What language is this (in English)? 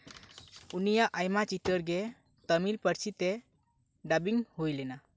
Santali